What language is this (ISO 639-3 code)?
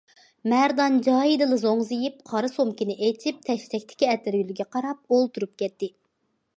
uig